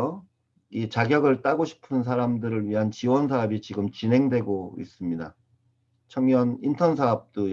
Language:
Korean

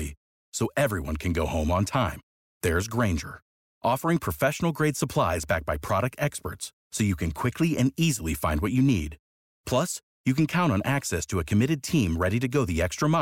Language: French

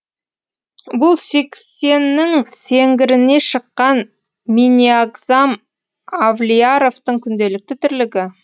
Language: Kazakh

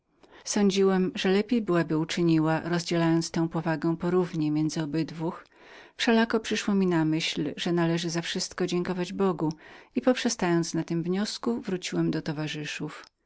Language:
Polish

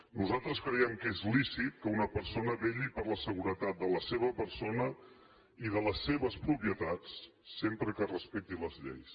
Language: Catalan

